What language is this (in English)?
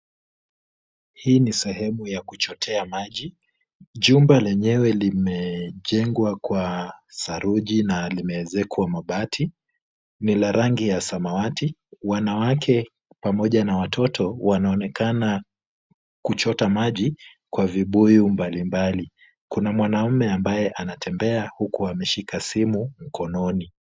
Swahili